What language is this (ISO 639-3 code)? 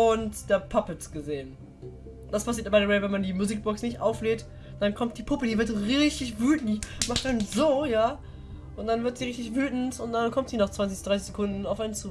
deu